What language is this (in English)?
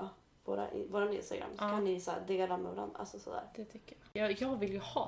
Swedish